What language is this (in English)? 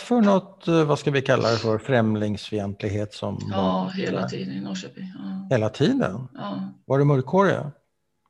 Swedish